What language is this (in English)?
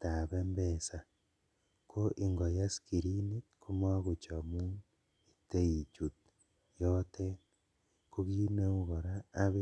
Kalenjin